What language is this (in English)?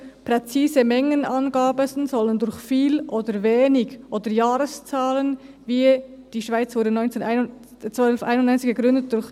Swiss German